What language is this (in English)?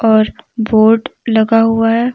Hindi